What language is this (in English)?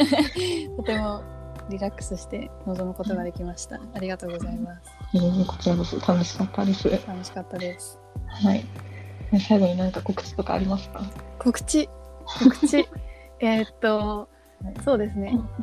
Japanese